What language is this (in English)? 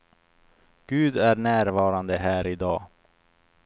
Swedish